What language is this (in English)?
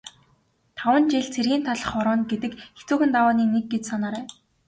Mongolian